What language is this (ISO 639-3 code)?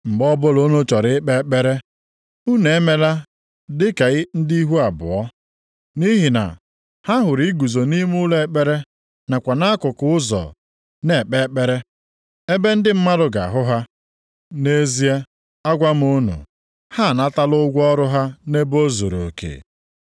ibo